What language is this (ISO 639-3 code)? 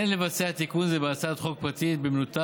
heb